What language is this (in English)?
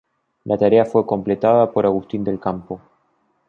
Spanish